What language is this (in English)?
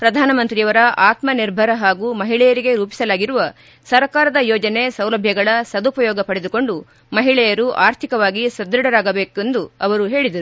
Kannada